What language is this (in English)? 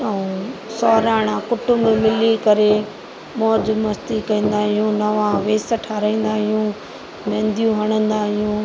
Sindhi